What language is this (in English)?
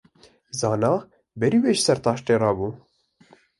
Kurdish